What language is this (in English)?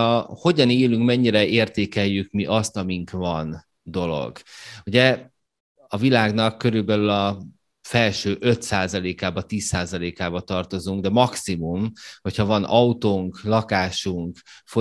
Hungarian